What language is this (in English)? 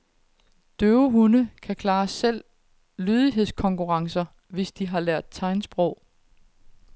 Danish